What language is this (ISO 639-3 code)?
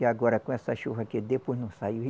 por